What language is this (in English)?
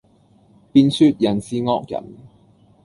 Cantonese